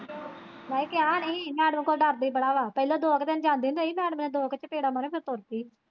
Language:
Punjabi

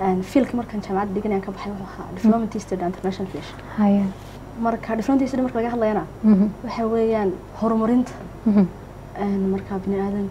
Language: Arabic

